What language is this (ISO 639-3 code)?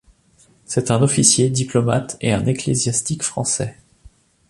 fra